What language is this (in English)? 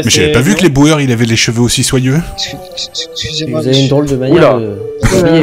French